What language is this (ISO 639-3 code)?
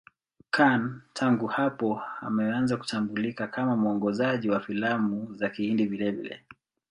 swa